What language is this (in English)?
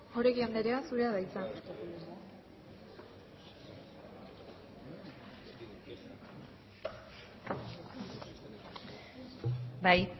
Basque